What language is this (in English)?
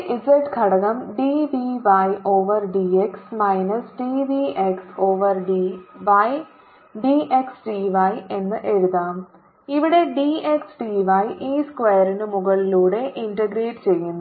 Malayalam